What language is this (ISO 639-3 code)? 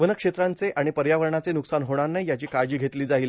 mar